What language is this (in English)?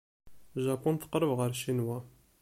Kabyle